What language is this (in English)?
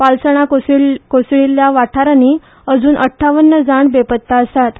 Konkani